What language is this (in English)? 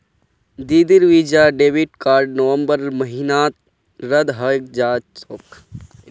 Magahi